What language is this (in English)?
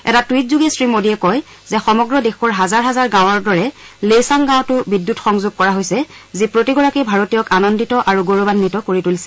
Assamese